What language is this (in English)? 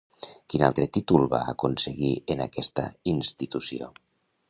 Catalan